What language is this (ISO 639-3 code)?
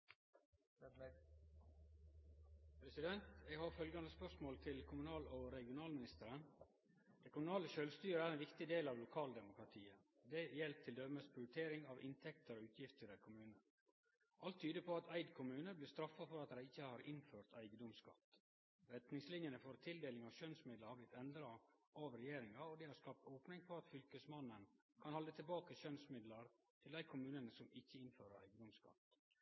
nno